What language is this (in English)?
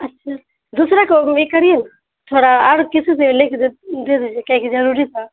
Urdu